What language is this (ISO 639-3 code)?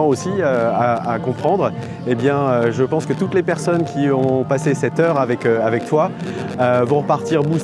fra